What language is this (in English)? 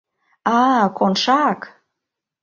Mari